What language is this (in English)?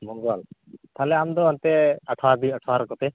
Santali